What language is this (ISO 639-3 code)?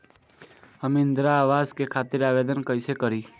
bho